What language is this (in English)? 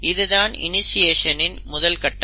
Tamil